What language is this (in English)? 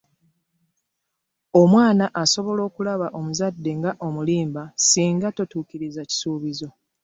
Ganda